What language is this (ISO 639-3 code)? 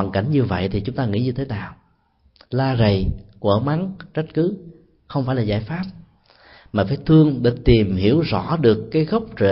vie